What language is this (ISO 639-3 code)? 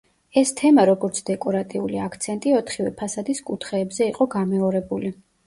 kat